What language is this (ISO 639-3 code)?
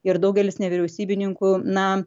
lit